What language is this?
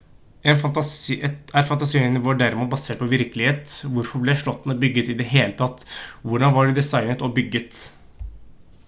Norwegian Bokmål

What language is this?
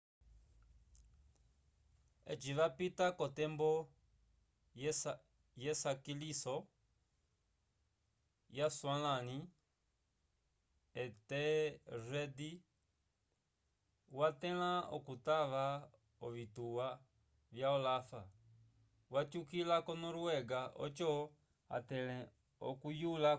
Umbundu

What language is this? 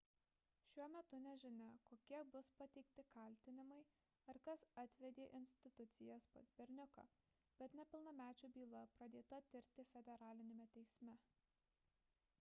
Lithuanian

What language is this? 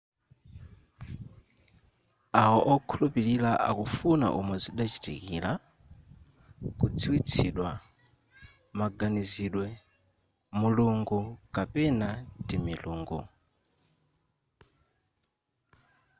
Nyanja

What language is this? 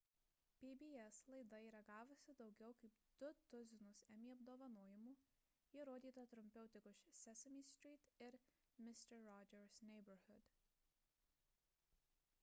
Lithuanian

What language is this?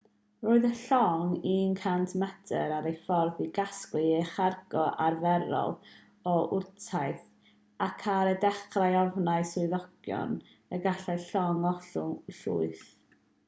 Welsh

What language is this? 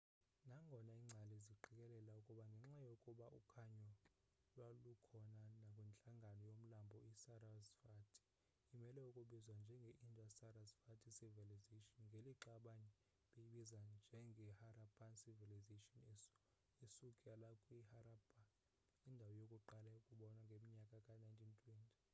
Xhosa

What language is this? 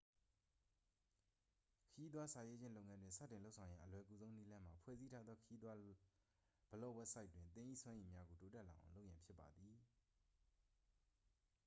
Burmese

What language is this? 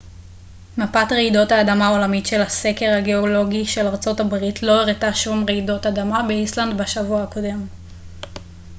Hebrew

